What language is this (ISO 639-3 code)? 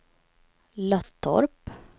swe